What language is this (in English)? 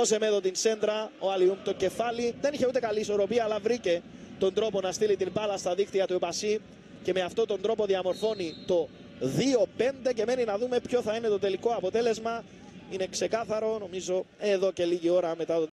Greek